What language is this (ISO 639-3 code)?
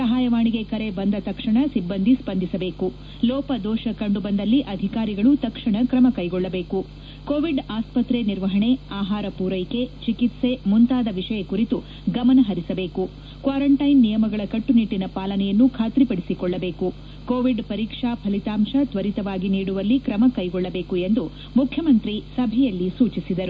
kan